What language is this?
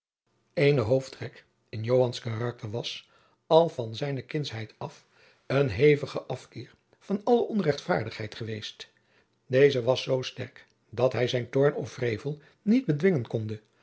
Dutch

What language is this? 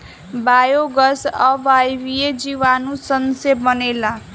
Bhojpuri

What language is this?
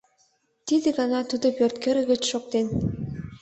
Mari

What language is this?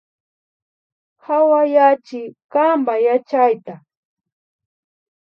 Imbabura Highland Quichua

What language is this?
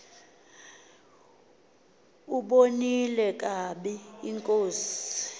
Xhosa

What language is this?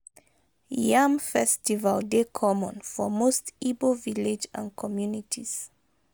Nigerian Pidgin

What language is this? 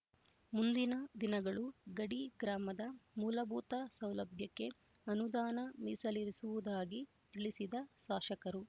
Kannada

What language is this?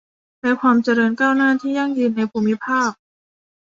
Thai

